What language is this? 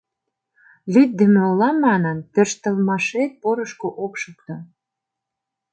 Mari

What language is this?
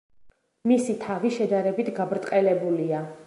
Georgian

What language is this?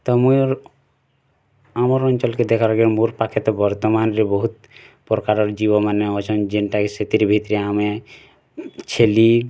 Odia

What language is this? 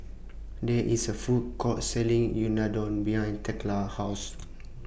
English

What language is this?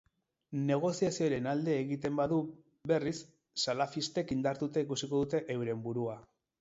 Basque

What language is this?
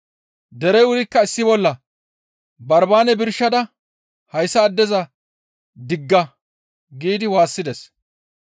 Gamo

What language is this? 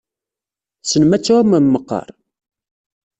Kabyle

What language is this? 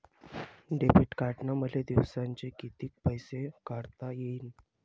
Marathi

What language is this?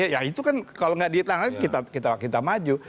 Indonesian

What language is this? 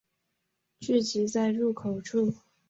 Chinese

